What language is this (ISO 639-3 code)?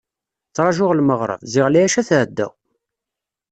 kab